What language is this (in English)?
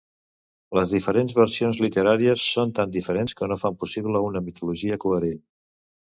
Catalan